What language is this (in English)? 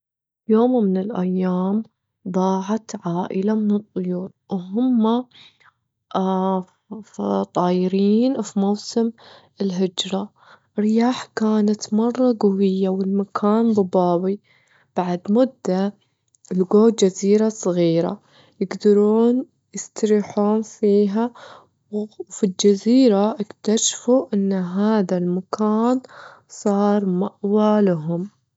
Gulf Arabic